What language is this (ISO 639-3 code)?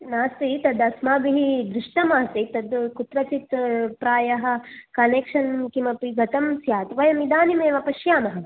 san